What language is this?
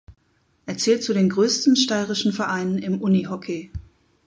German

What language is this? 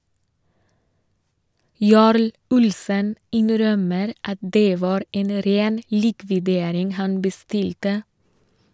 Norwegian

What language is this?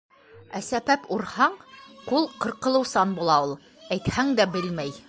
Bashkir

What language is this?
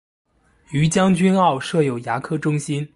Chinese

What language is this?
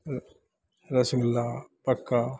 Maithili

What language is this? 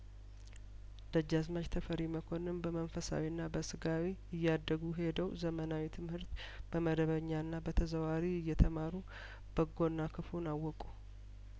Amharic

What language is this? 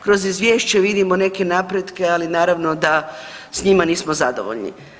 Croatian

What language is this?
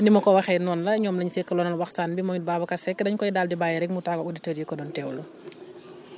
Wolof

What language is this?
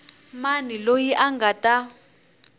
Tsonga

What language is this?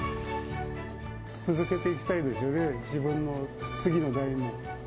Japanese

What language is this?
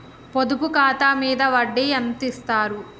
Telugu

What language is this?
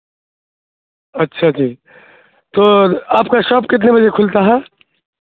Urdu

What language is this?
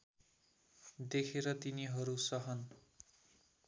Nepali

